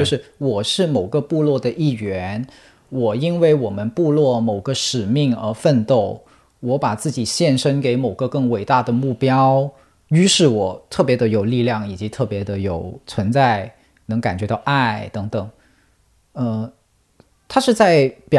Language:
Chinese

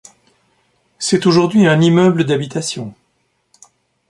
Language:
French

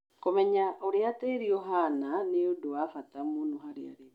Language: Kikuyu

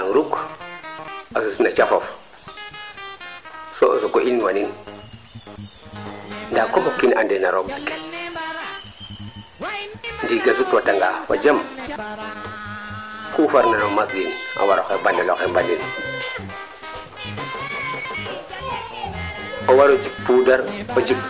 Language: Serer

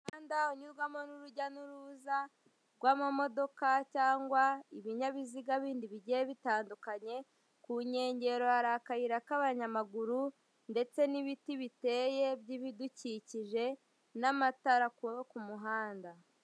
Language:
Kinyarwanda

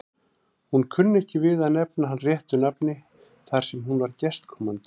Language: Icelandic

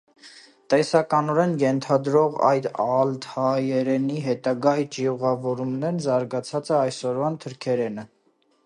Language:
Armenian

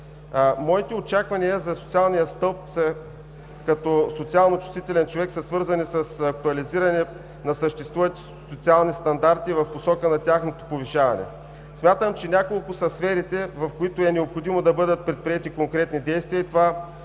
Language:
Bulgarian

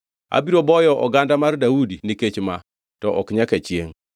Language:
Luo (Kenya and Tanzania)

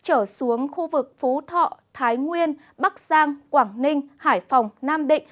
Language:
Vietnamese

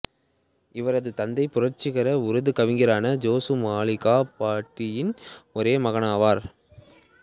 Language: Tamil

